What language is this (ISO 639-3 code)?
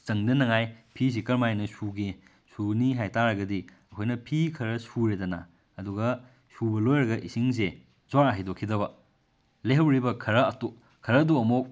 mni